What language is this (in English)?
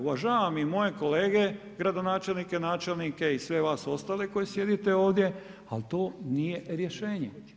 Croatian